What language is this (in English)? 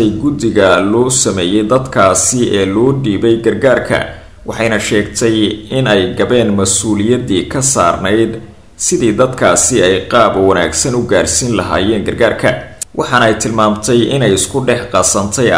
Arabic